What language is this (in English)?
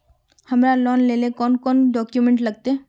Magahi